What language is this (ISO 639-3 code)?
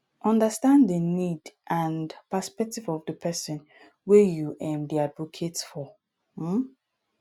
pcm